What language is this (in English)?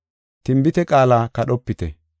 Gofa